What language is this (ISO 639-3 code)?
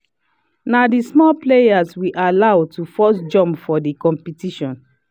pcm